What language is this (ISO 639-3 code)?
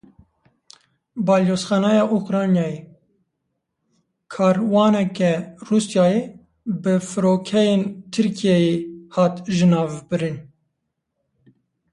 kur